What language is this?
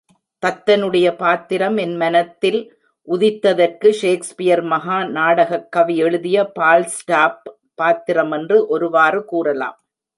Tamil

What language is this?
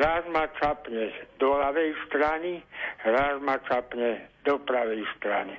Slovak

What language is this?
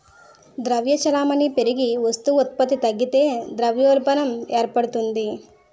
Telugu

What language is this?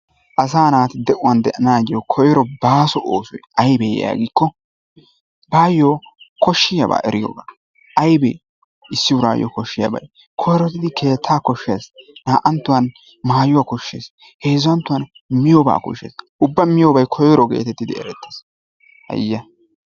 Wolaytta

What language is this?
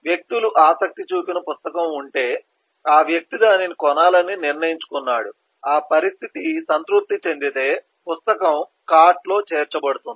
Telugu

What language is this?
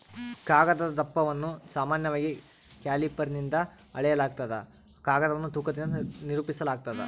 Kannada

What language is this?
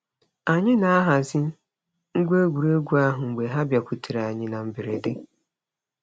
Igbo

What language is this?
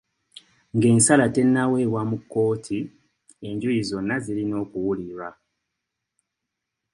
Ganda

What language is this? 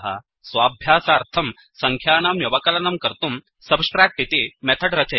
Sanskrit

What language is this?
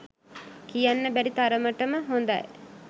Sinhala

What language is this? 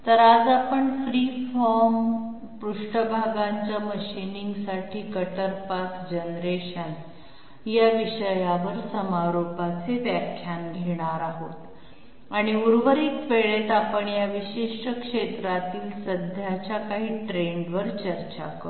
Marathi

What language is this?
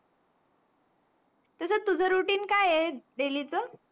Marathi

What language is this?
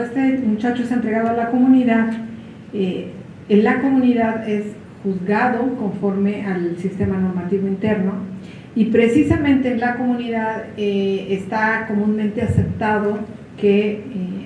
Spanish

